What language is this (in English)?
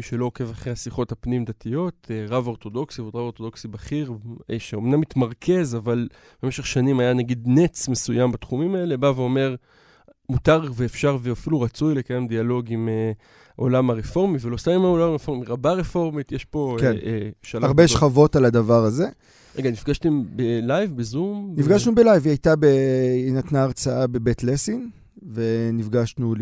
Hebrew